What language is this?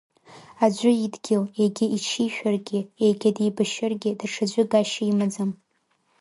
Abkhazian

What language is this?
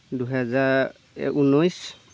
Assamese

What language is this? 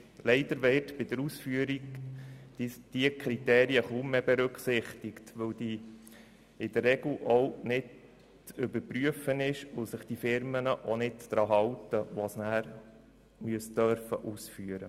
Swiss German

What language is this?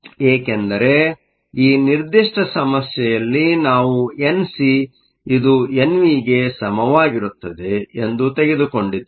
Kannada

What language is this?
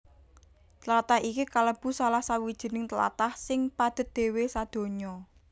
Javanese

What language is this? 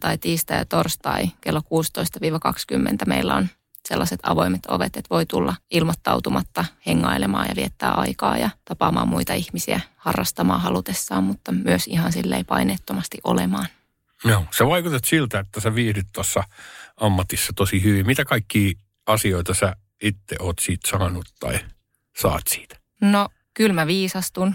Finnish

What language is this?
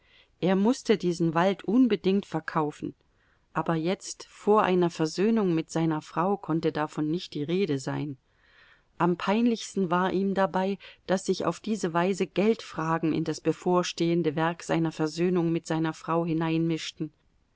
German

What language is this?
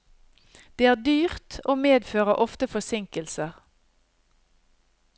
Norwegian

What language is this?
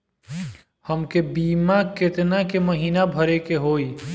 Bhojpuri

